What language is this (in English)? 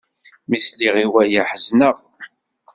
Kabyle